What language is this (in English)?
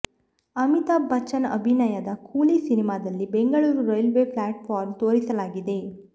Kannada